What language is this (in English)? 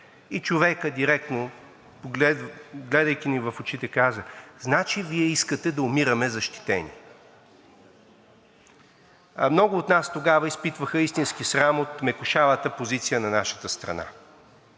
Bulgarian